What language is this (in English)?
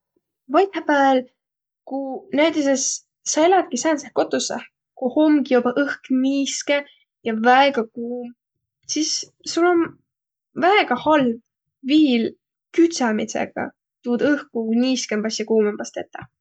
Võro